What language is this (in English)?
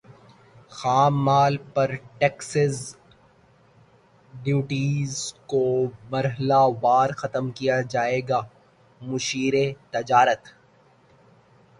Urdu